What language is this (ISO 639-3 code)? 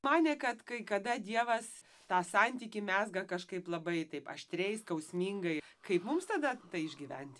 lit